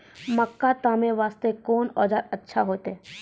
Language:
Maithili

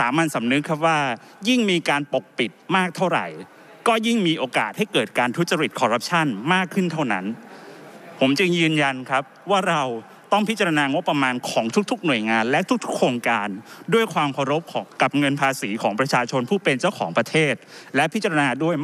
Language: Thai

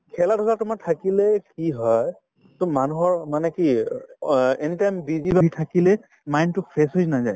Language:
Assamese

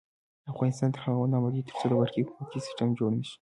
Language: Pashto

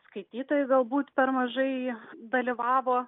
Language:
Lithuanian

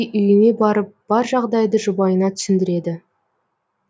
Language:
Kazakh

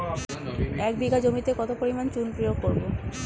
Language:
Bangla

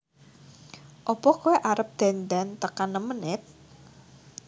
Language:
Javanese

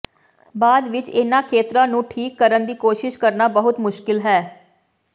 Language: Punjabi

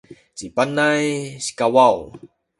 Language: Sakizaya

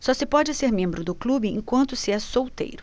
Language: Portuguese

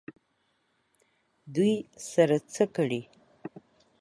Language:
Pashto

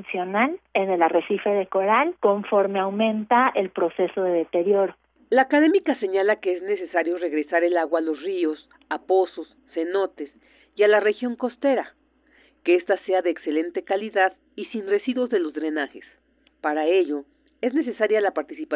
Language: Spanish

